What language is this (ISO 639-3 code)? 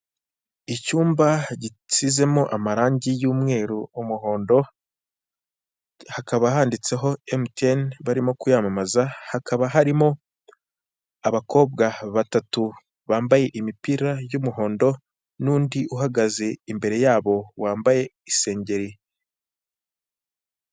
kin